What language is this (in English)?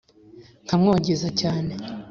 Kinyarwanda